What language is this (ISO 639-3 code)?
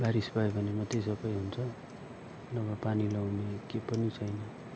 nep